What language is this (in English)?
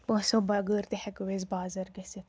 Kashmiri